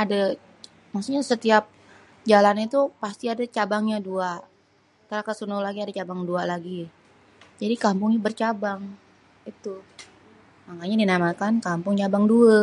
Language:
Betawi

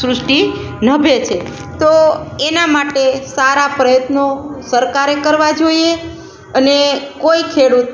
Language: Gujarati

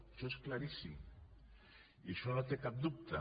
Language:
Catalan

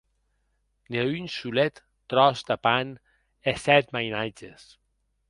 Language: Occitan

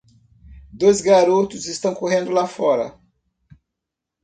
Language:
Portuguese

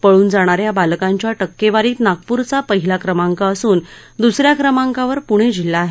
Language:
Marathi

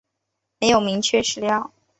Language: Chinese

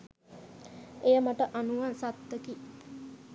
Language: Sinhala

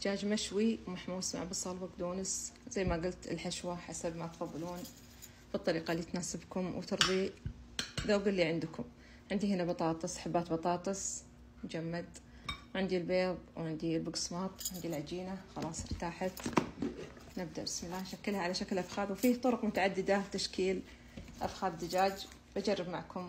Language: Arabic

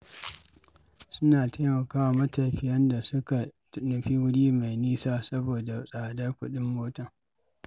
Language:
Hausa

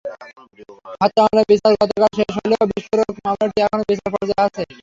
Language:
Bangla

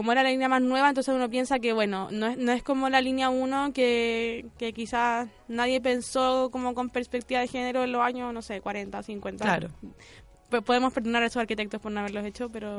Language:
Spanish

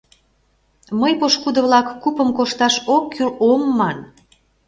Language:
Mari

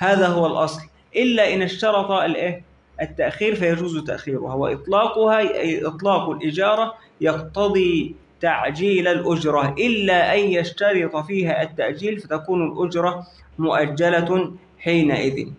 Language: Arabic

